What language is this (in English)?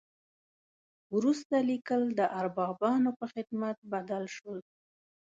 Pashto